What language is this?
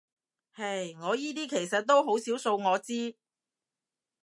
Cantonese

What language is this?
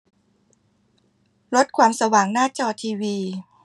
Thai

